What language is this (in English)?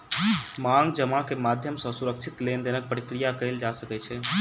Maithili